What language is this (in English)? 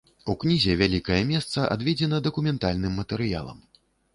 Belarusian